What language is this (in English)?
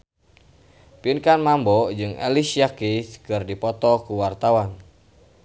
Sundanese